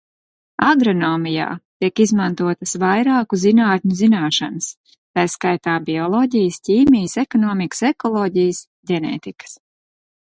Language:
Latvian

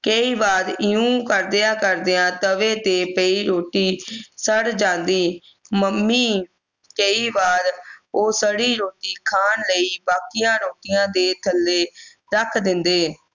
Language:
Punjabi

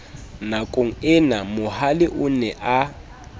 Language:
Southern Sotho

